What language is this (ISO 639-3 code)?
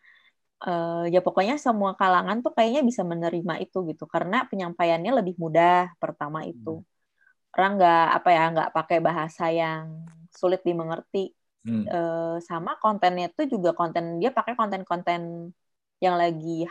ind